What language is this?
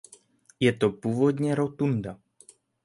Czech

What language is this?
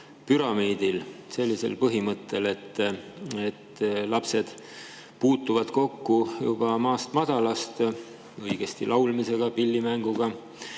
Estonian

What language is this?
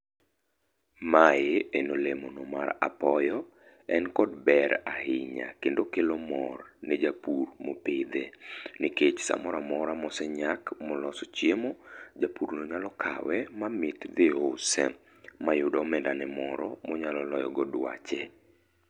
Luo (Kenya and Tanzania)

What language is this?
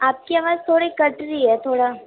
Urdu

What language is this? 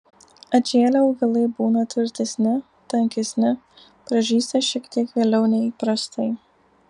Lithuanian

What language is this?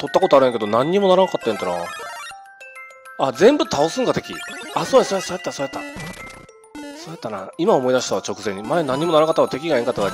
Japanese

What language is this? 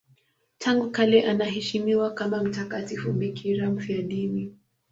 Swahili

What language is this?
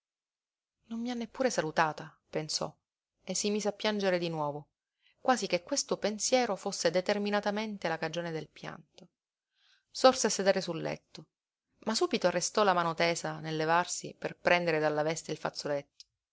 Italian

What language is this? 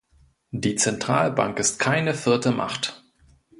German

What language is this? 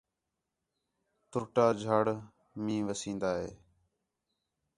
Khetrani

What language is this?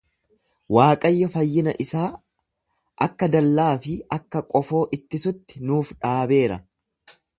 Oromo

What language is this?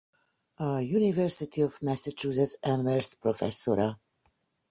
Hungarian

